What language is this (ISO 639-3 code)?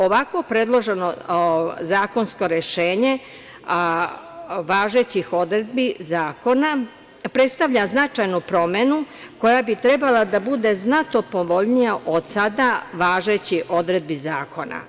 srp